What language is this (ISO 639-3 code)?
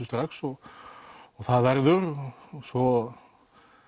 isl